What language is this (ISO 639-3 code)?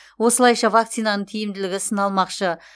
kaz